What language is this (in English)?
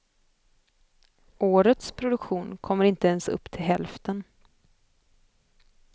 Swedish